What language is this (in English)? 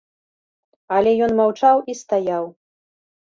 Belarusian